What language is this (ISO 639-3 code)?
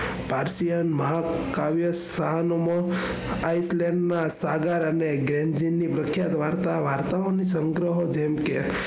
guj